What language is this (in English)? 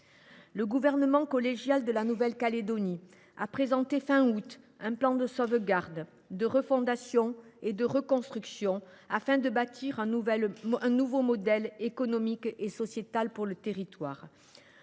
French